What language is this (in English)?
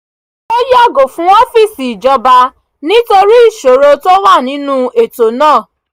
Yoruba